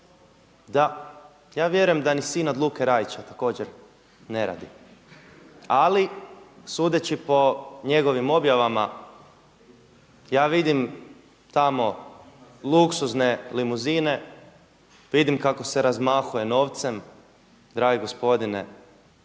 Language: Croatian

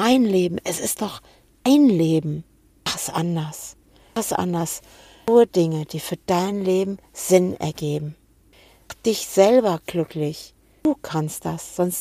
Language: German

